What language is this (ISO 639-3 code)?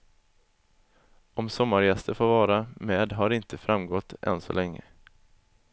swe